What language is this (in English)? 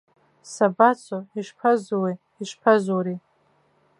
Abkhazian